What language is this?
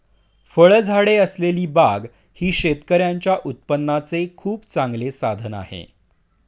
Marathi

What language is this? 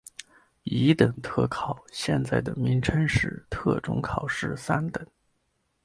Chinese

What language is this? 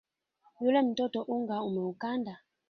Swahili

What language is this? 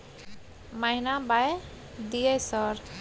Maithili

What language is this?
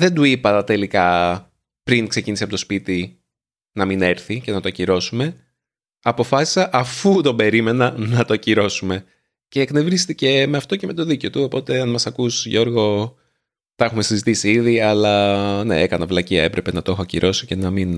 Greek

